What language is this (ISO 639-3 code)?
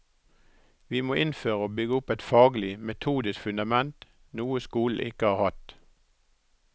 nor